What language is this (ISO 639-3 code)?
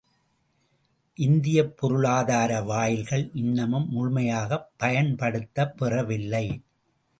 tam